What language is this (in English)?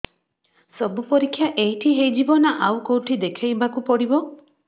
Odia